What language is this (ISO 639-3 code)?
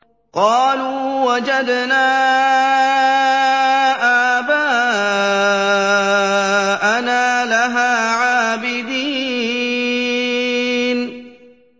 ara